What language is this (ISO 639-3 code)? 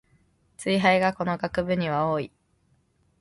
jpn